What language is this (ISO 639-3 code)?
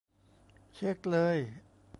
tha